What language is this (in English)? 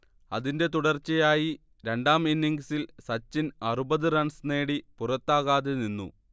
Malayalam